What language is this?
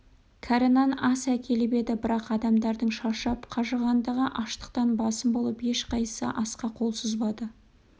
Kazakh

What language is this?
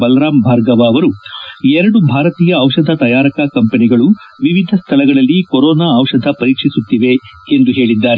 Kannada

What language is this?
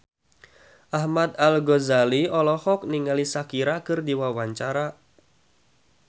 Sundanese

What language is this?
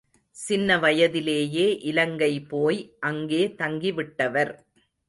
Tamil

